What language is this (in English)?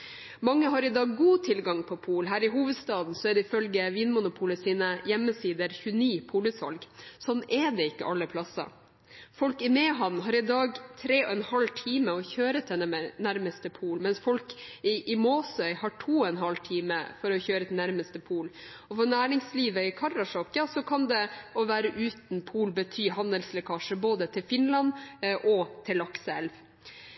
Norwegian Bokmål